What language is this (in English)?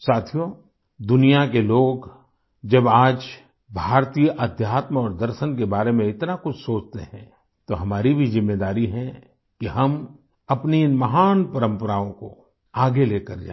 Hindi